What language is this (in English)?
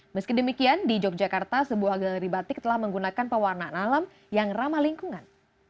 Indonesian